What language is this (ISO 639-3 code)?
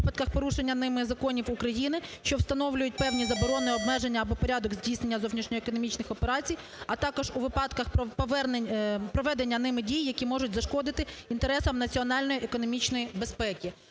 ukr